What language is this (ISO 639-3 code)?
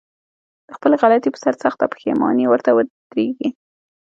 pus